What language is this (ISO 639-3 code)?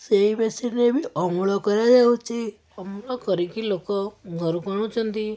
ori